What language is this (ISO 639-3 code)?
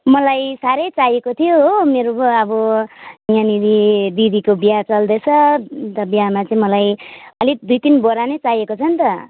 nep